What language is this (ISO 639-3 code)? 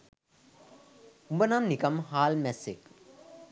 sin